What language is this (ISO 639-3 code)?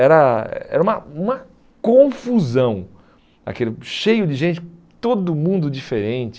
por